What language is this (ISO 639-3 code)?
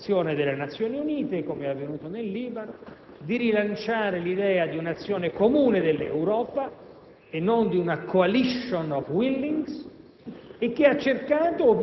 ita